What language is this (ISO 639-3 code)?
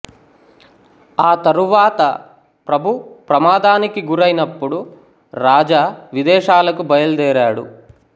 tel